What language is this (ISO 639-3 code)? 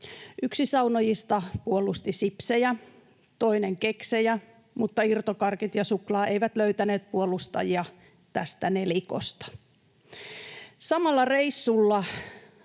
fin